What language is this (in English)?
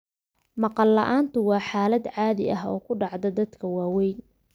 Somali